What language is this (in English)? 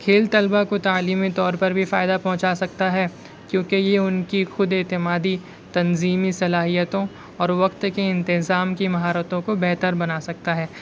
Urdu